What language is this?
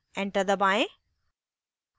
Hindi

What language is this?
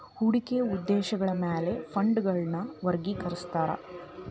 Kannada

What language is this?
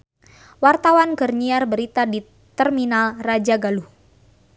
Sundanese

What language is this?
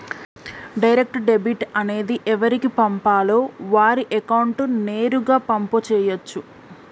Telugu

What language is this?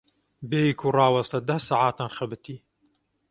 Kurdish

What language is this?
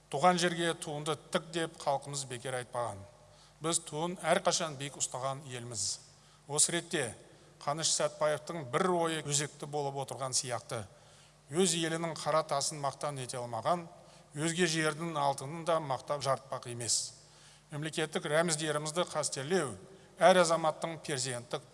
Turkish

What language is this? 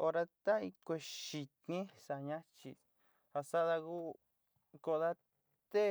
Sinicahua Mixtec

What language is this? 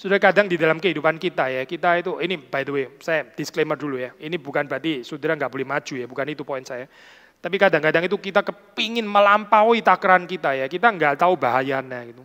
Indonesian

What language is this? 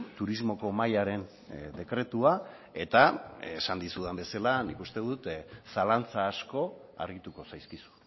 Basque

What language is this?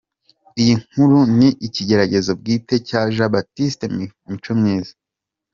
Kinyarwanda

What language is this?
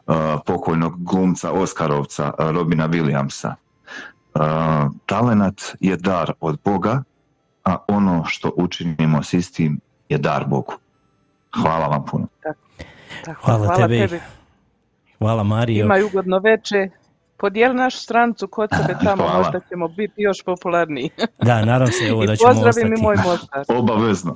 Croatian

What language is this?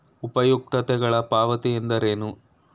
Kannada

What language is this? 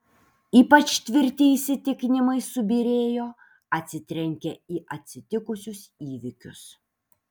Lithuanian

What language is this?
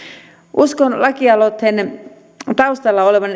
Finnish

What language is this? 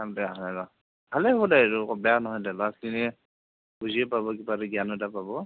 Assamese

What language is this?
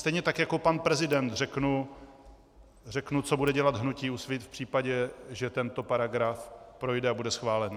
Czech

